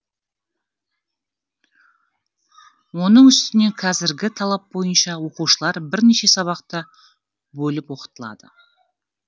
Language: Kazakh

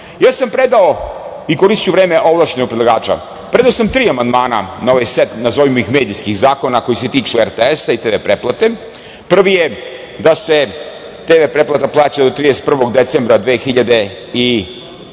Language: Serbian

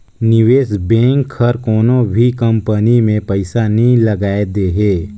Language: Chhattisgarhi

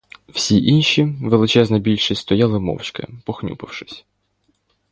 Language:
Ukrainian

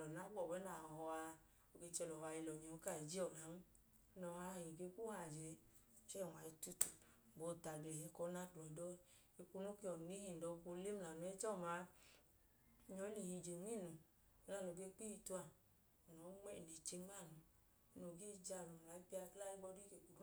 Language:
Idoma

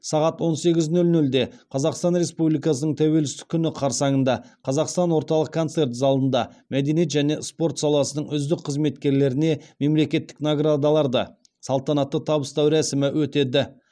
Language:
Kazakh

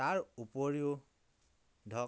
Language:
Assamese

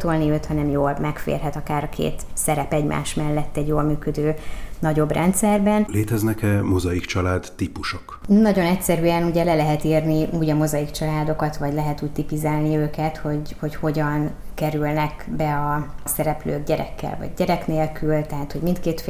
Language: Hungarian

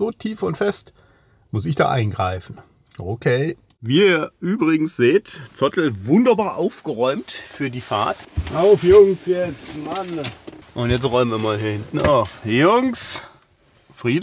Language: German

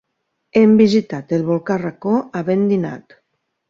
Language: Catalan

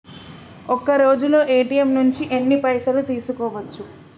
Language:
Telugu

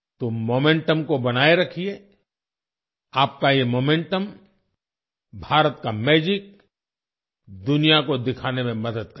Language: Hindi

